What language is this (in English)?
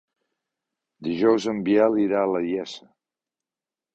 Catalan